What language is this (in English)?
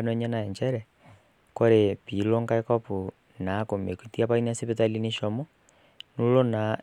Masai